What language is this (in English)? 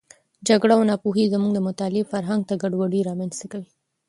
Pashto